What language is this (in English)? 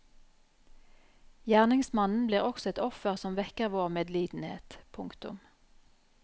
Norwegian